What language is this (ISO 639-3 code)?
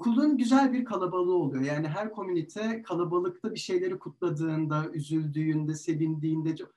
tur